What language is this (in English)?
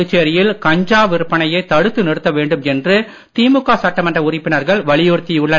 Tamil